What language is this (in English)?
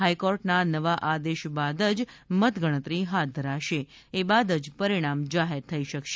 Gujarati